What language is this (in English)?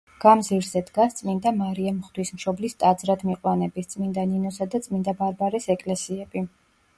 Georgian